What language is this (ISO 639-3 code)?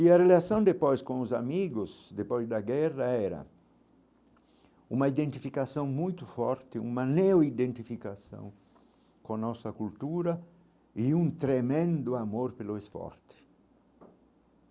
por